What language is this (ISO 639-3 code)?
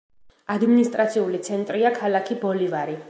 kat